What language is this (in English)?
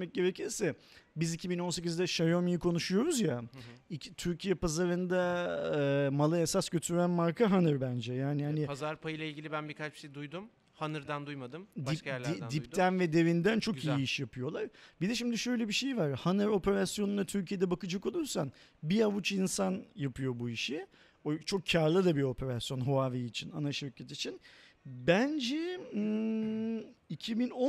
Turkish